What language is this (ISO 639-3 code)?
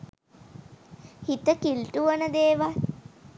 sin